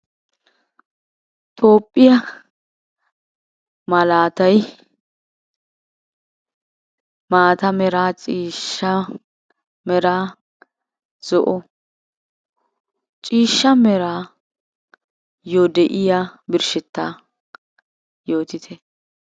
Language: Wolaytta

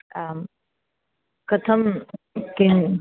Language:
Sanskrit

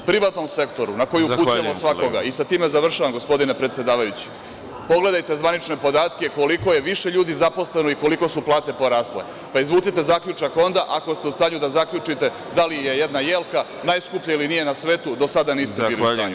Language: Serbian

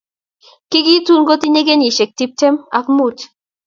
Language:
Kalenjin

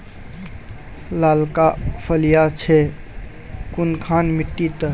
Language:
Magahi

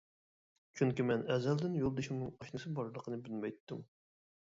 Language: Uyghur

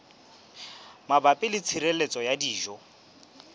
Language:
Southern Sotho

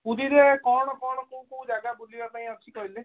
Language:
Odia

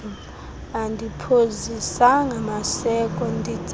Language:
Xhosa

